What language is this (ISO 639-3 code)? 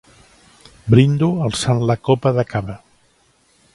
cat